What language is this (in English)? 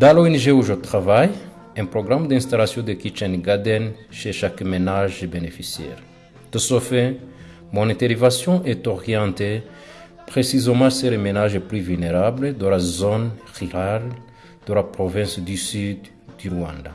French